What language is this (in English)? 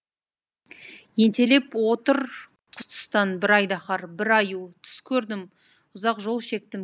Kazakh